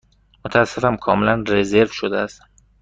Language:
Persian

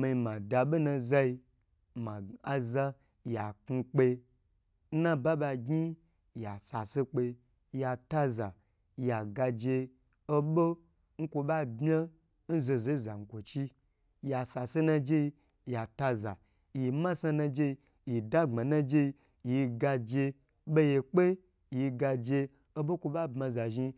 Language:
Gbagyi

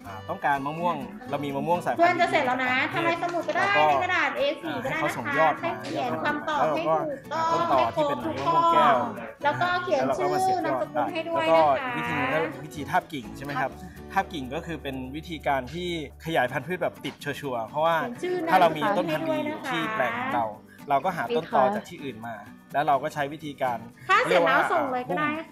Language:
Thai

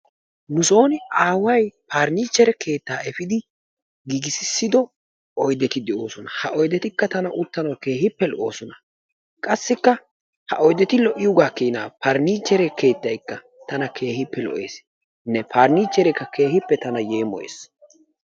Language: Wolaytta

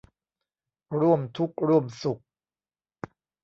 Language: Thai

